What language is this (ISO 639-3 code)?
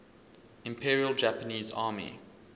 eng